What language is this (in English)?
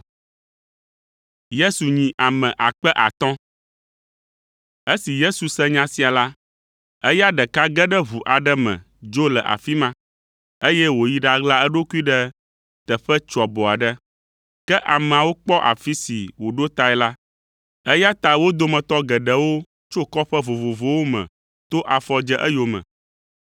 Ewe